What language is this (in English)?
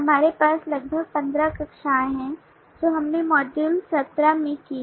Hindi